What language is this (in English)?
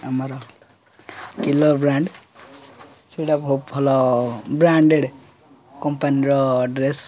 Odia